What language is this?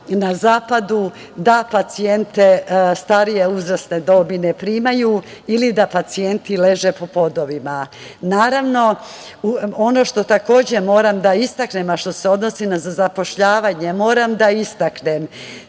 Serbian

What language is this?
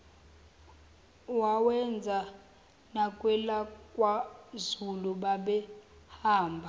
Zulu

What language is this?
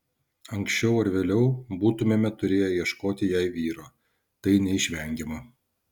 Lithuanian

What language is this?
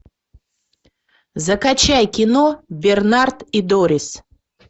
Russian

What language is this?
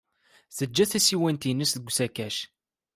Kabyle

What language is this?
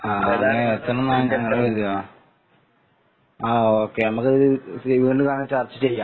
Malayalam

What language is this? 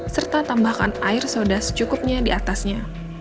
Indonesian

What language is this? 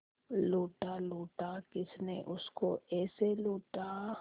Hindi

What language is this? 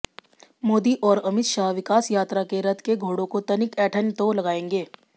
Hindi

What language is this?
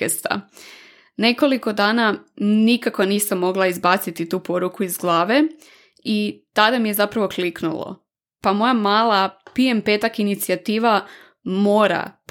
Croatian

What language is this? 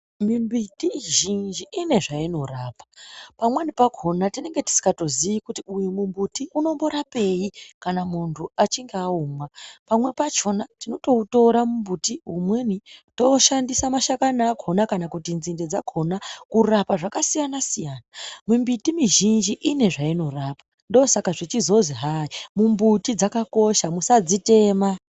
Ndau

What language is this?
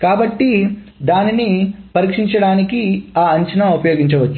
Telugu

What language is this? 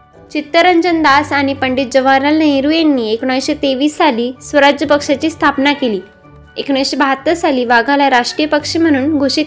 Marathi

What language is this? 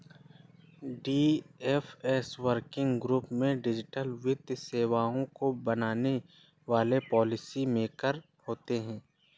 Hindi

